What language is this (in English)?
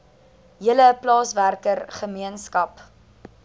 Afrikaans